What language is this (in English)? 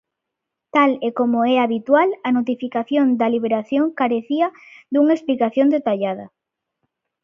Galician